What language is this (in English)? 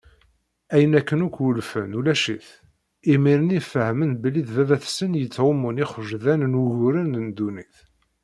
Kabyle